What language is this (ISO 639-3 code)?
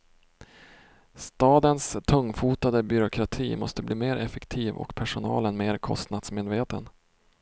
swe